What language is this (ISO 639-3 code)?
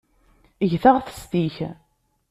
kab